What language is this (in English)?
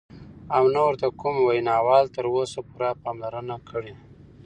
Pashto